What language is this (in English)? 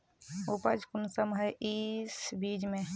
Magahi